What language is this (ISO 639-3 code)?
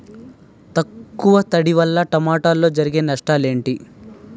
tel